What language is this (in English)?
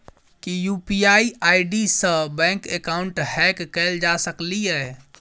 Maithili